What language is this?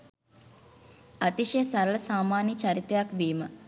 Sinhala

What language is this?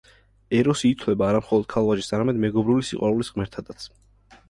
Georgian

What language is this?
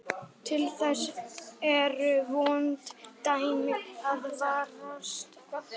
Icelandic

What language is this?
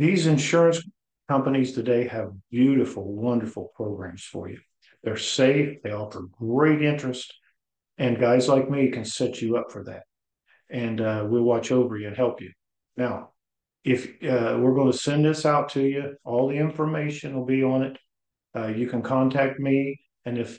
English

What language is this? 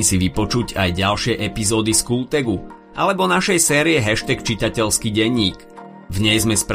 Slovak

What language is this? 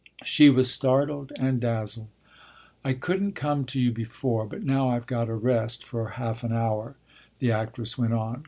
English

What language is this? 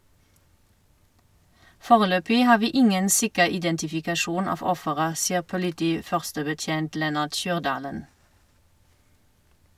Norwegian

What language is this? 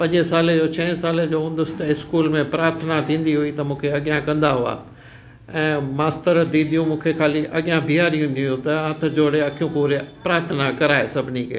Sindhi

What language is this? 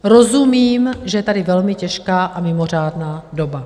Czech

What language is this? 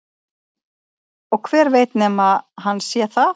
Icelandic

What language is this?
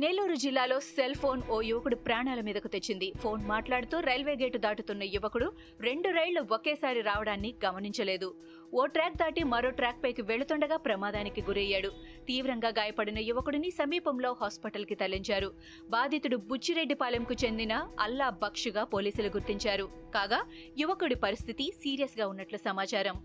Telugu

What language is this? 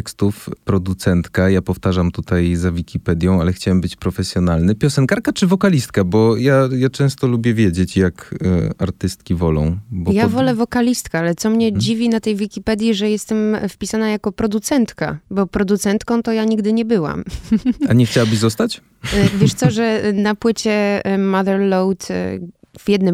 Polish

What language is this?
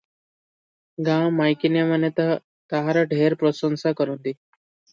Odia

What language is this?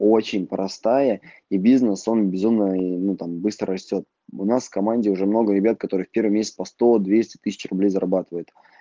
Russian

